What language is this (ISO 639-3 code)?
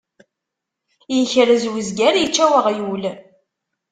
kab